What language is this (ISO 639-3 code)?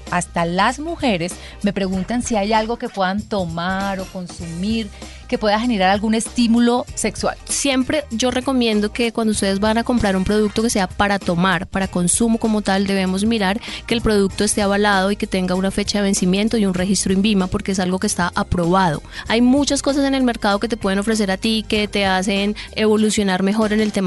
spa